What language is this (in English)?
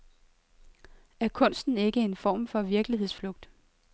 Danish